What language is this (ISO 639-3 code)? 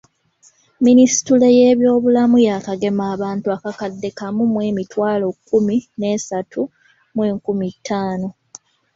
lug